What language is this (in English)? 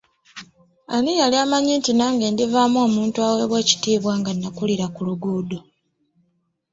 Ganda